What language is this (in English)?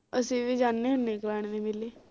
Punjabi